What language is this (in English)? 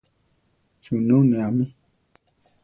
Central Tarahumara